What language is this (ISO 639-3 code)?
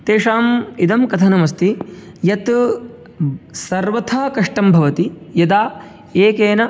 san